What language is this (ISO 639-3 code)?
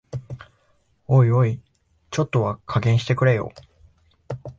jpn